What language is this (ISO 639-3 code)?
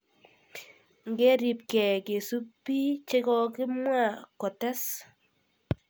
kln